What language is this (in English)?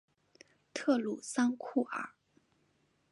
Chinese